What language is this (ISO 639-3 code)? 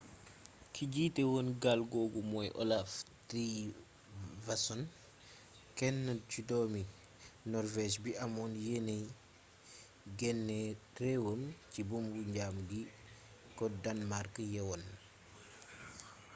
wol